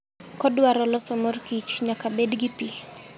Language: Luo (Kenya and Tanzania)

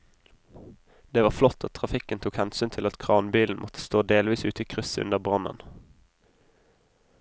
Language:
Norwegian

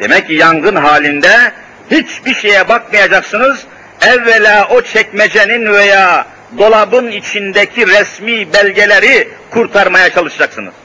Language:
Turkish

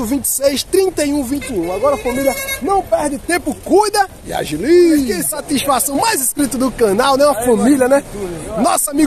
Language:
Portuguese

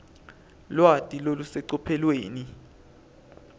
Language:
Swati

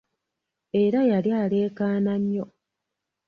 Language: Ganda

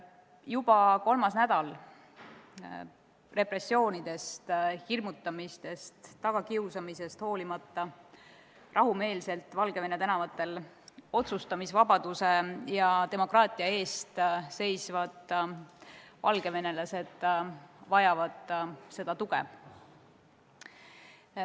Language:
Estonian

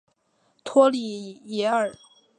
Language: Chinese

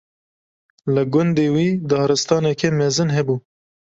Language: Kurdish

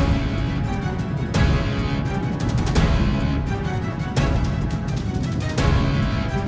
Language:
Indonesian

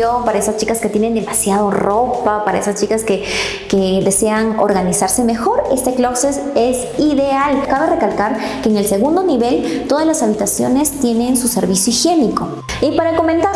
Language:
Spanish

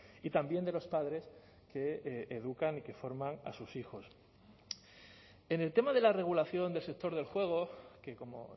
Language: Spanish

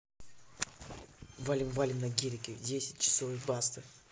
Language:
Russian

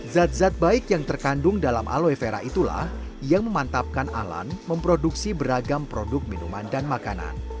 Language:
Indonesian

